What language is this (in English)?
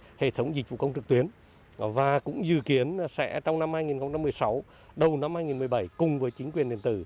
Vietnamese